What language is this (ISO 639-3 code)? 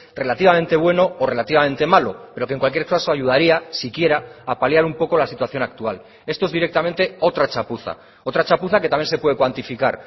spa